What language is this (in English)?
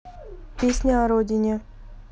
Russian